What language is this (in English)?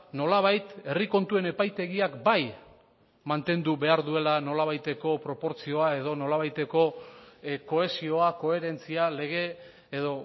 Basque